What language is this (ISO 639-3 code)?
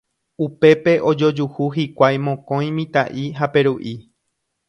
grn